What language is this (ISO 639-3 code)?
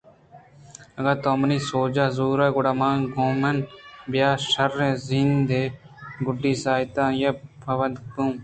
bgp